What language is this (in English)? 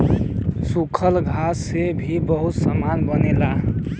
Bhojpuri